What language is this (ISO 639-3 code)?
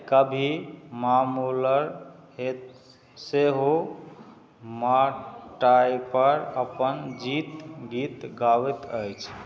mai